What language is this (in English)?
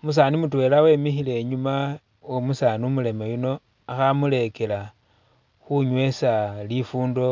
Masaaba